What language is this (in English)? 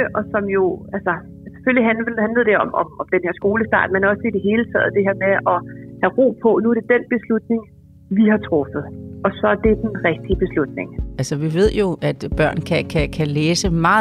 Danish